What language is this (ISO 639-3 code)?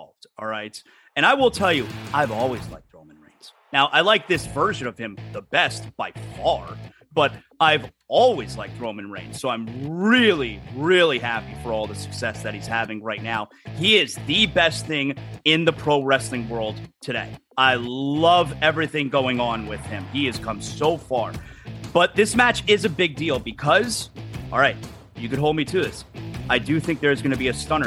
eng